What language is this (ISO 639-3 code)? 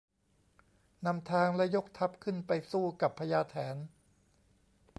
tha